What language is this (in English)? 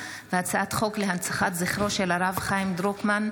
Hebrew